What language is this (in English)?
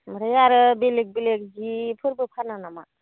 Bodo